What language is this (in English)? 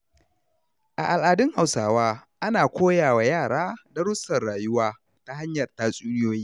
Hausa